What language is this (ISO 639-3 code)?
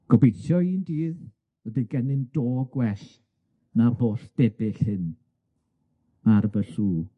cym